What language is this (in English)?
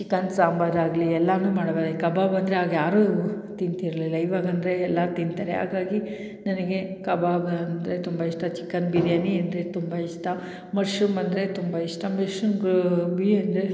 Kannada